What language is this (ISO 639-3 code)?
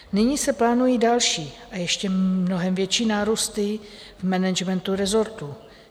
ces